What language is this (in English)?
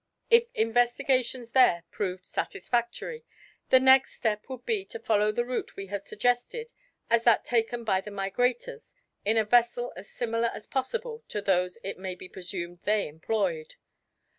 English